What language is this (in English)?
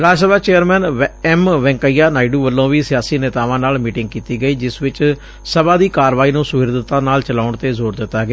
Punjabi